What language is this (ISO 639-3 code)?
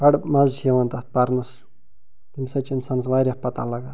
kas